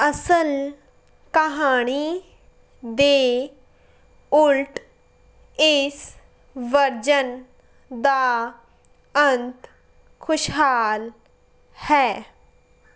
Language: Punjabi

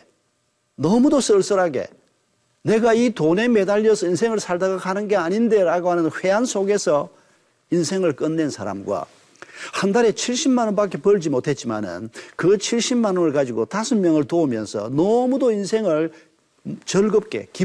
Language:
Korean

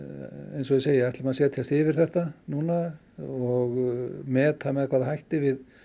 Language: Icelandic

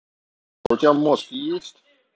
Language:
Russian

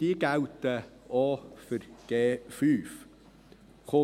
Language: Swiss German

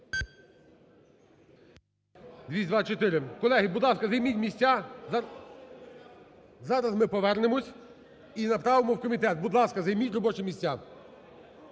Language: Ukrainian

